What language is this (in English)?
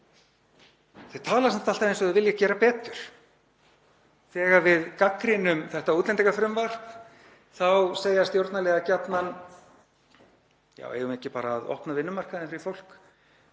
Icelandic